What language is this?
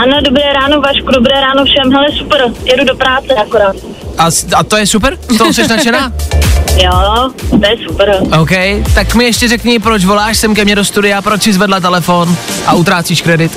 Czech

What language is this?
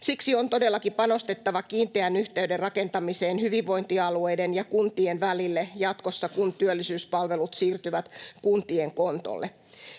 Finnish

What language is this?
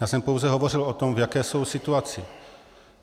Czech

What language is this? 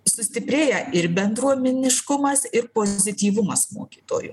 Lithuanian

